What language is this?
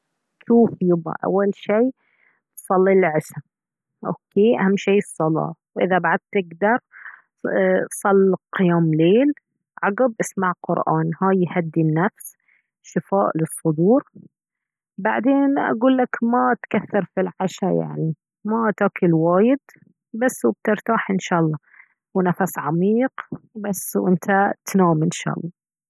Baharna Arabic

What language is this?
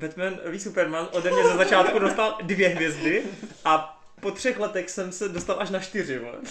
Czech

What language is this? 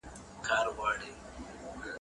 Pashto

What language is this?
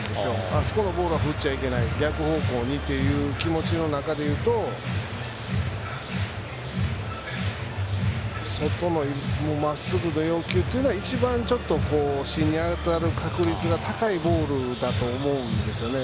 Japanese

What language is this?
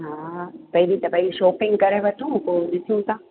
Sindhi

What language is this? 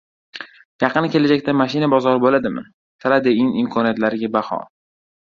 Uzbek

